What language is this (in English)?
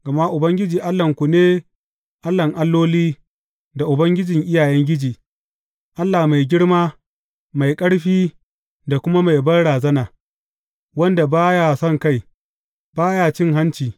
Hausa